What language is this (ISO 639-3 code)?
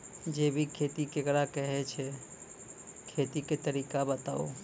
mai